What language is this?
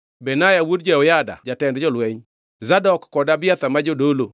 Luo (Kenya and Tanzania)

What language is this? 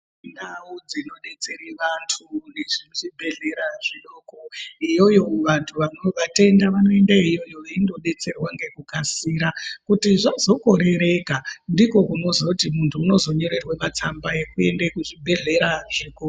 Ndau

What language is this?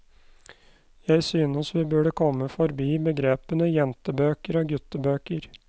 Norwegian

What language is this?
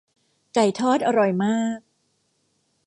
Thai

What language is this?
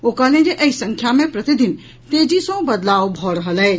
Maithili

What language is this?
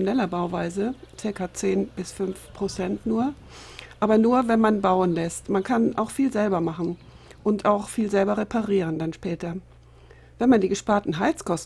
German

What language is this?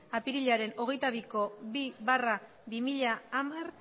Basque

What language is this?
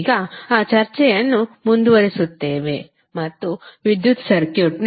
Kannada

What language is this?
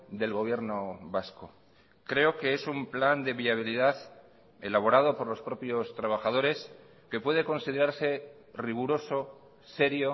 Spanish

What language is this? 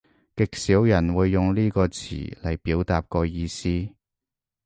Cantonese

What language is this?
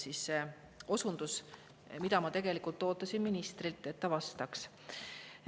Estonian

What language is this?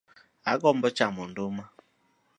Luo (Kenya and Tanzania)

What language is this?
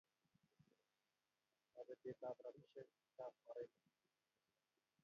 Kalenjin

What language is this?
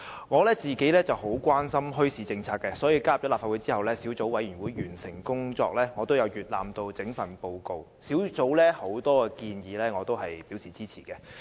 Cantonese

